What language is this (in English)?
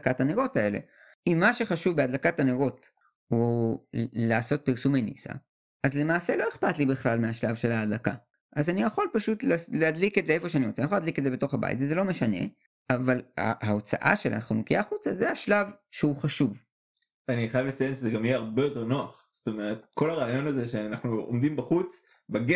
Hebrew